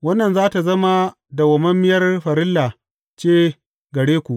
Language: Hausa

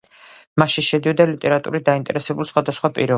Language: Georgian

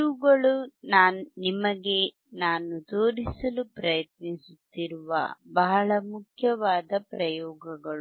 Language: Kannada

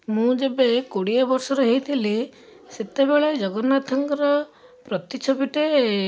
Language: Odia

